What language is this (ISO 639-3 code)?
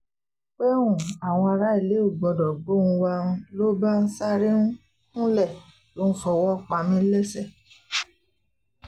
yor